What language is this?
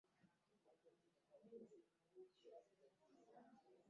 Ganda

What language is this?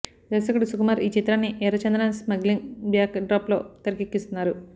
Telugu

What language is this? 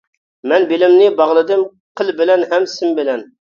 Uyghur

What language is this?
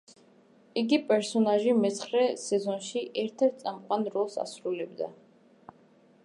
Georgian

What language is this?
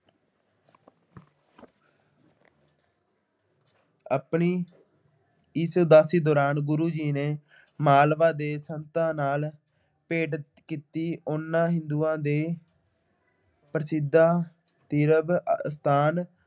Punjabi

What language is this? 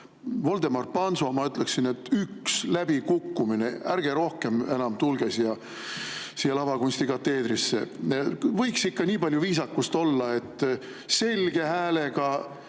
Estonian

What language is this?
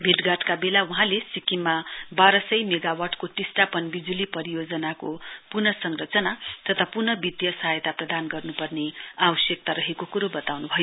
Nepali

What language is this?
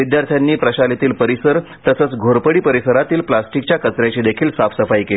Marathi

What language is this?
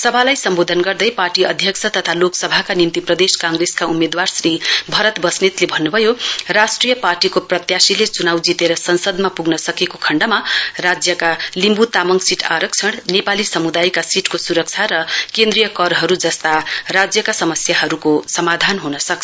Nepali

